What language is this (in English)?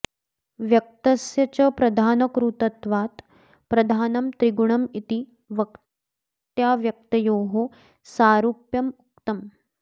Sanskrit